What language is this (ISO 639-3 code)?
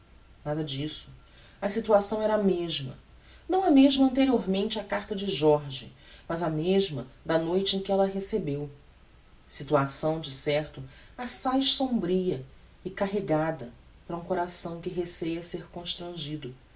por